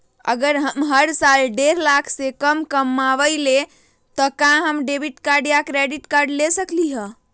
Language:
Magahi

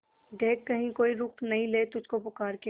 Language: Hindi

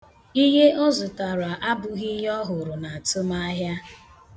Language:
Igbo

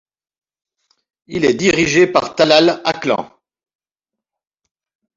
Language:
French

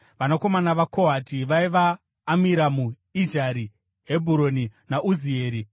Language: Shona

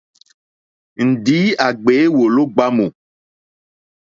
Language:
Mokpwe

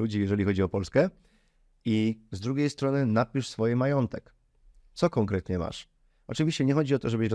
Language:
Polish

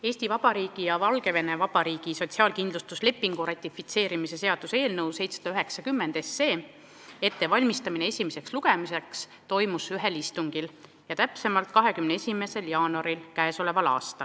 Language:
Estonian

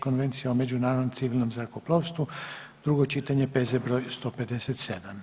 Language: Croatian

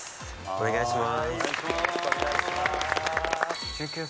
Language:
Japanese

